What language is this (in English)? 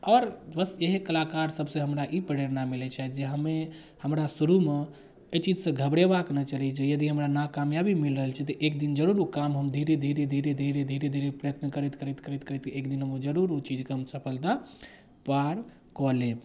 Maithili